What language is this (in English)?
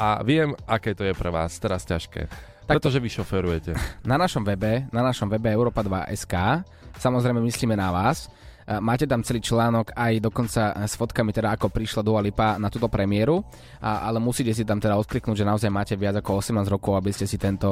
Slovak